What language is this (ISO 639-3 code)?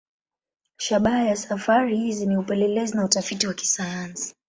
swa